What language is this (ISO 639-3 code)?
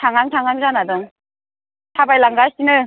brx